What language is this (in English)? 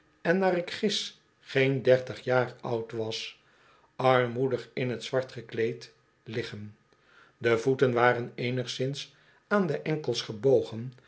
Dutch